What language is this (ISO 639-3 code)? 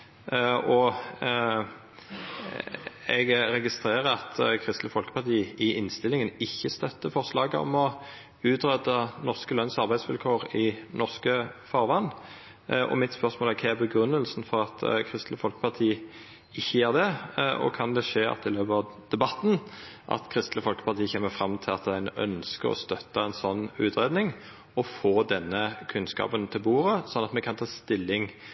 nno